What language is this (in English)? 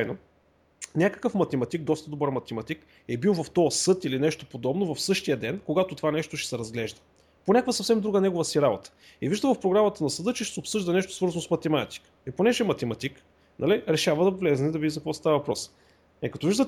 Bulgarian